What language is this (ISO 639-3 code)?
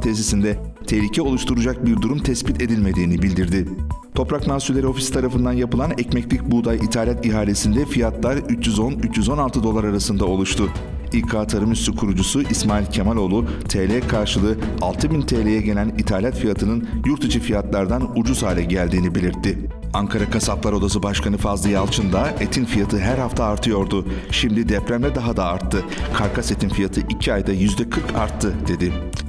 tur